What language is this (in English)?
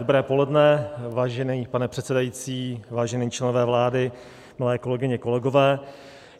Czech